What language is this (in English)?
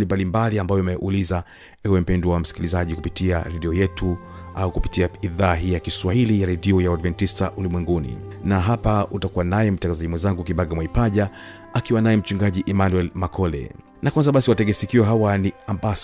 Swahili